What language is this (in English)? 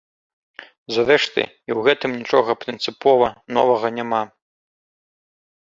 Belarusian